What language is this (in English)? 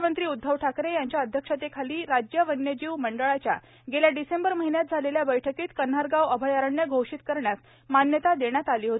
Marathi